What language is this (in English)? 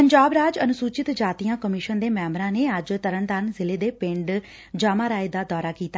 Punjabi